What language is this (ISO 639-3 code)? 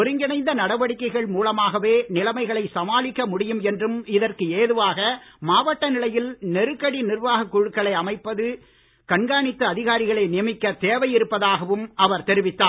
tam